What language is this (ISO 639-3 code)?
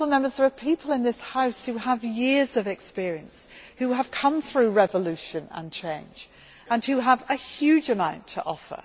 eng